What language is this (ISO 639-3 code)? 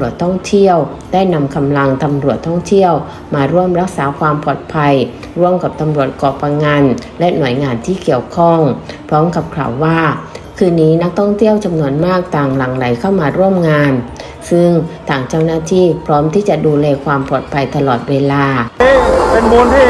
tha